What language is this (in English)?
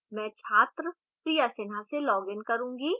Hindi